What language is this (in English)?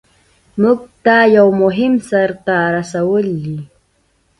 Pashto